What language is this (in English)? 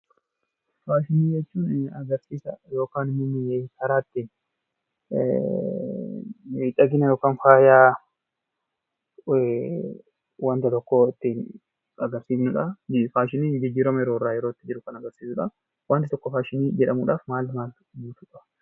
Oromo